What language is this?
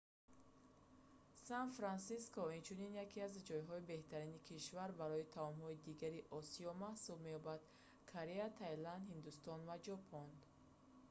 Tajik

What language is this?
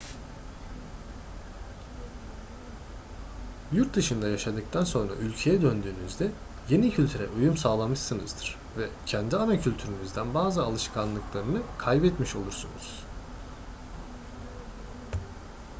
Turkish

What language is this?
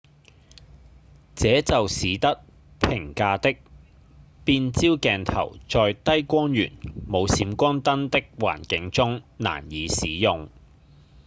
Cantonese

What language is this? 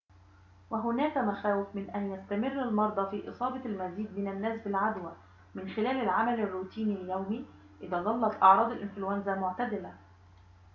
Arabic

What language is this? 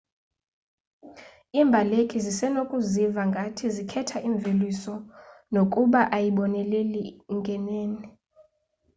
Xhosa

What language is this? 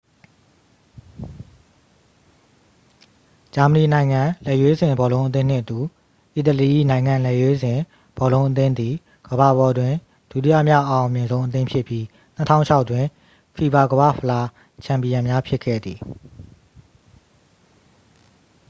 Burmese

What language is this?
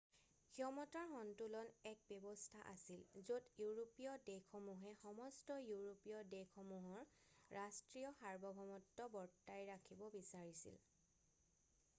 Assamese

